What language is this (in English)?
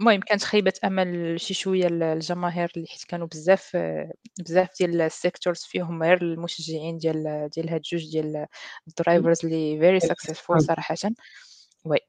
Arabic